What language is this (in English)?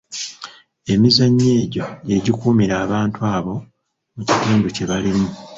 Ganda